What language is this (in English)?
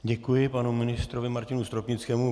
Czech